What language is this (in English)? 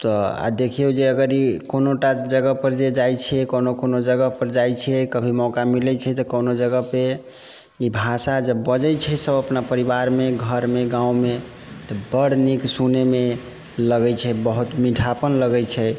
Maithili